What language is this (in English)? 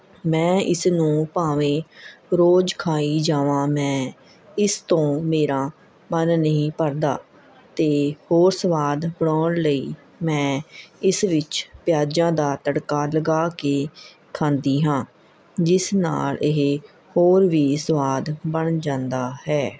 Punjabi